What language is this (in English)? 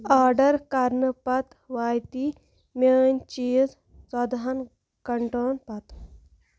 Kashmiri